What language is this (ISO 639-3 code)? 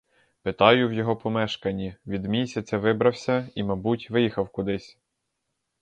ukr